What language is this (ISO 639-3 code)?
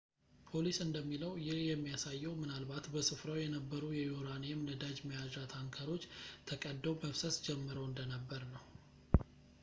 amh